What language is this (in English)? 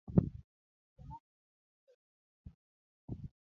Luo (Kenya and Tanzania)